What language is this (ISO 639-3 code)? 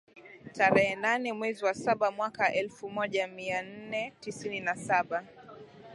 swa